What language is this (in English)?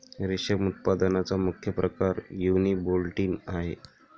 Marathi